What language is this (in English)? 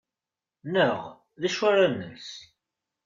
Kabyle